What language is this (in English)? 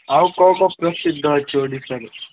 Odia